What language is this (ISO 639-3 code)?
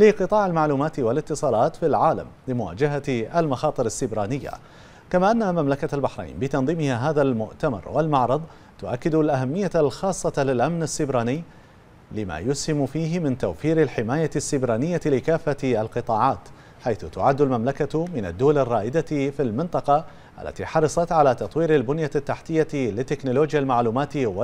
ara